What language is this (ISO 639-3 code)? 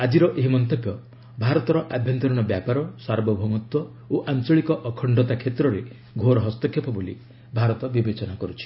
ori